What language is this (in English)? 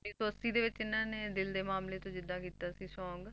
Punjabi